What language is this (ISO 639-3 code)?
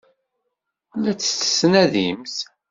kab